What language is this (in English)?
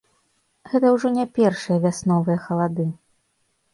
Belarusian